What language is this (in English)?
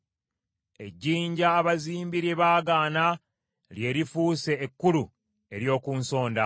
Ganda